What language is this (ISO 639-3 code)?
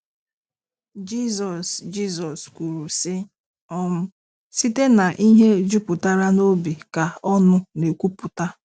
ibo